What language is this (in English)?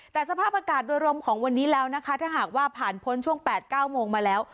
Thai